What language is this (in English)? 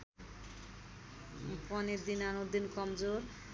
Nepali